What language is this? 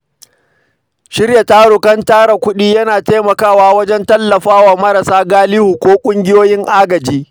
Hausa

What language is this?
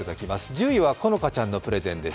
Japanese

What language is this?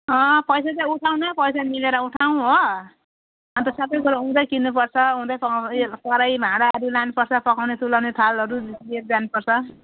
Nepali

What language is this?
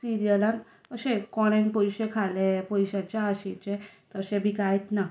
Konkani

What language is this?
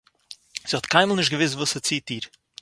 Yiddish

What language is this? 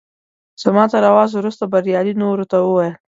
Pashto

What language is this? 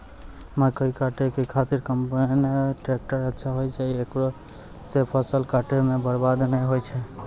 Maithili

